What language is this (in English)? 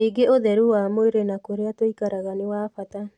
Kikuyu